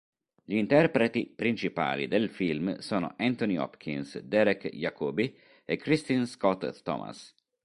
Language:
Italian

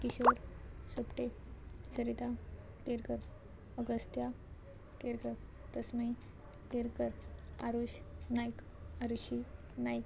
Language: Konkani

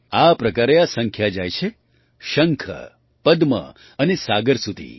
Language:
Gujarati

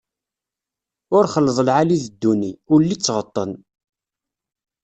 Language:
Kabyle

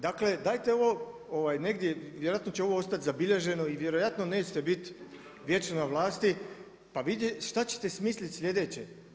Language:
Croatian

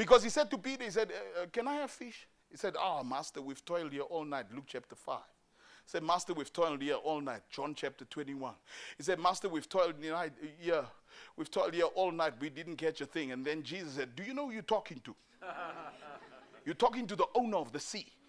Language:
English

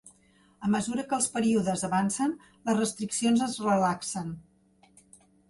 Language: Catalan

